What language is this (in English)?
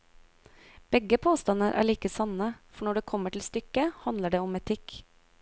Norwegian